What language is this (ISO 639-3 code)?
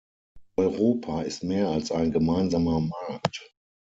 deu